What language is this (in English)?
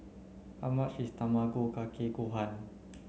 English